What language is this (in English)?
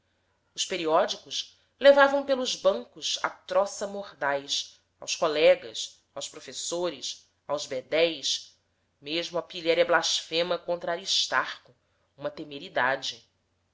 Portuguese